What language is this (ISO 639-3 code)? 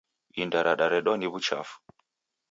dav